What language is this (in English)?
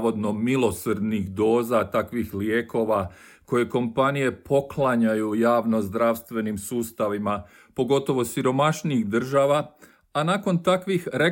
Croatian